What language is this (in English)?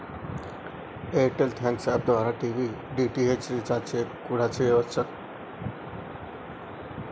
Telugu